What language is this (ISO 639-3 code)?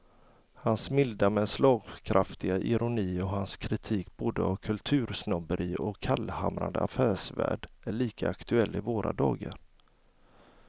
swe